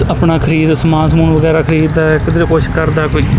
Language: Punjabi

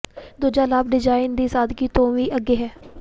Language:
Punjabi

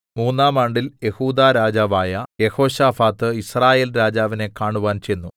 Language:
Malayalam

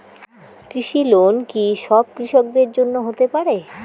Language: Bangla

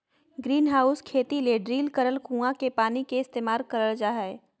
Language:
Magahi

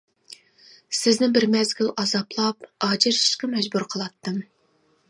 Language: Uyghur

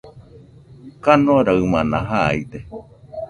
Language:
Nüpode Huitoto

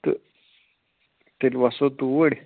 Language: Kashmiri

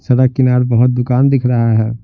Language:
Hindi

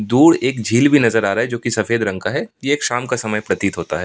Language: Hindi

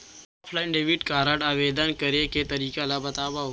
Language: Chhattisgarhi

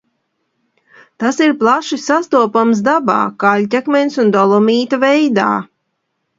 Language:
Latvian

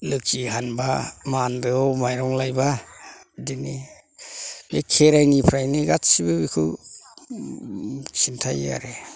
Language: Bodo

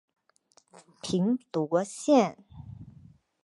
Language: Chinese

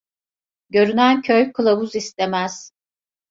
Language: Turkish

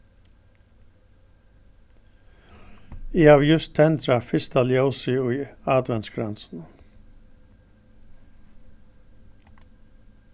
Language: Faroese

